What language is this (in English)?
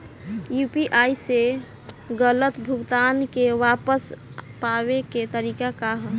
Bhojpuri